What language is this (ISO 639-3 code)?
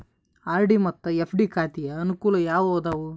kan